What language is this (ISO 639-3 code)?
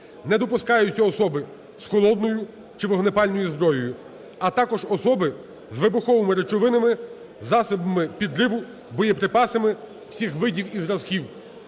ukr